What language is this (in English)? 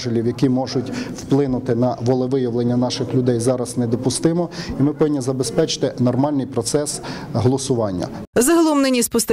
Ukrainian